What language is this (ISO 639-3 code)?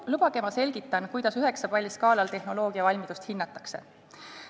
est